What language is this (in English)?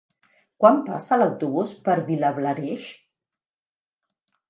Catalan